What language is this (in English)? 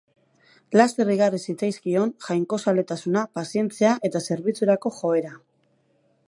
Basque